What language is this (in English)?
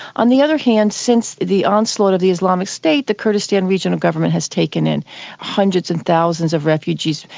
English